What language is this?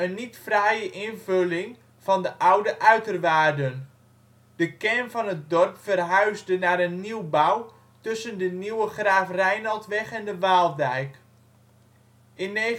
Dutch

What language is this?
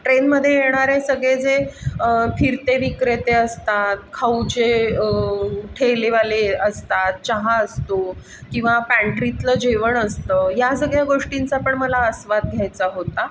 Marathi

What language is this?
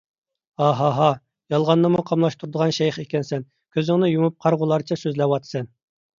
Uyghur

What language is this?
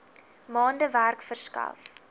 Afrikaans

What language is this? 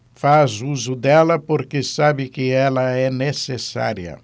Portuguese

